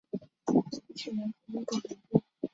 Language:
Chinese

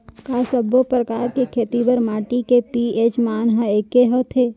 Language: Chhattisgarhi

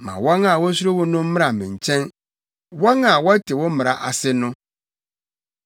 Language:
Akan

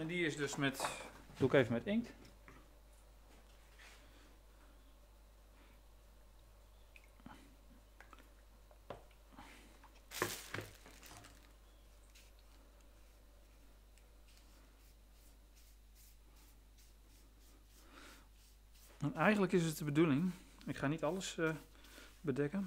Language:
Dutch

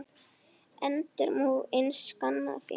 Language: Icelandic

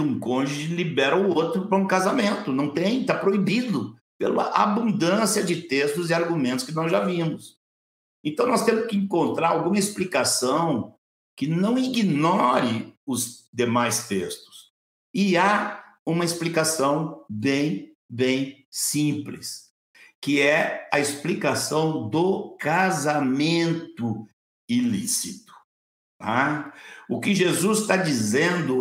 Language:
Portuguese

